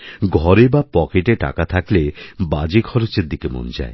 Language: Bangla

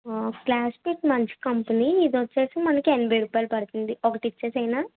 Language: Telugu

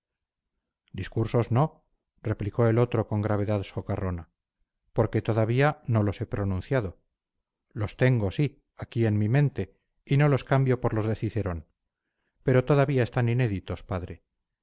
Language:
Spanish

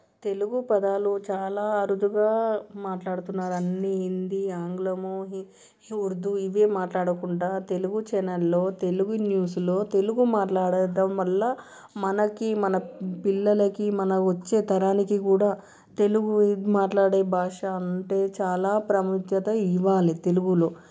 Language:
Telugu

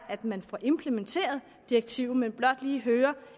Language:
Danish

